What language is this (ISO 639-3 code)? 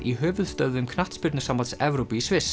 isl